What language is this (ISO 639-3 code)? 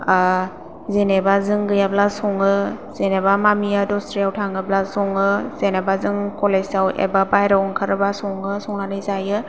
brx